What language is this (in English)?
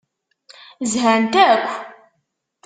Kabyle